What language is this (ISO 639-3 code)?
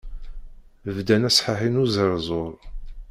kab